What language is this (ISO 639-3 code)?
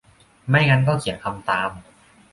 tha